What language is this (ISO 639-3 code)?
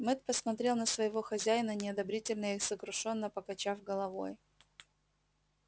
rus